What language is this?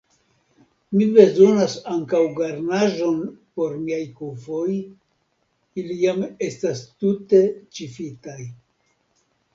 Esperanto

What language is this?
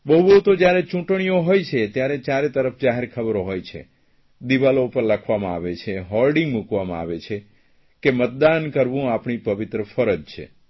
Gujarati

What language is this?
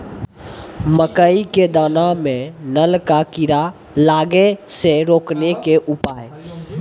Maithili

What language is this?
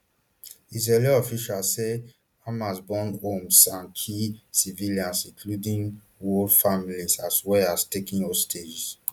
Nigerian Pidgin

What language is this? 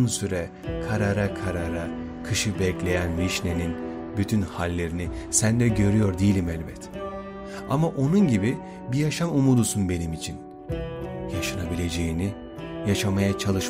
Turkish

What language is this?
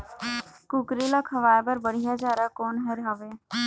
Chhattisgarhi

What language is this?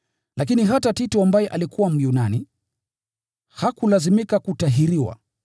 Swahili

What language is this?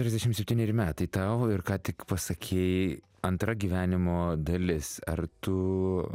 Lithuanian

